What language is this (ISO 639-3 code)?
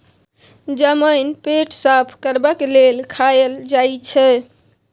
mai